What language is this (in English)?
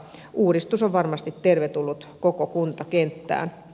Finnish